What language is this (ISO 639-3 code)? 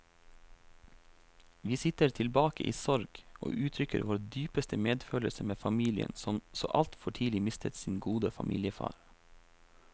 nor